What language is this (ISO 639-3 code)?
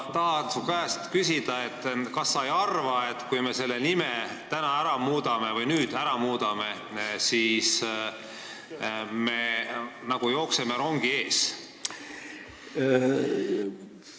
est